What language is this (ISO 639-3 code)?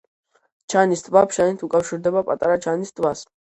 kat